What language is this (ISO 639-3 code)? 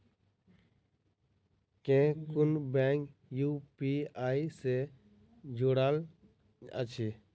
mai